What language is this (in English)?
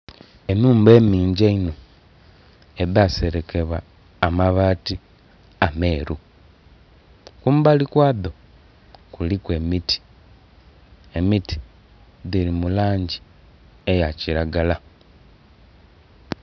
Soga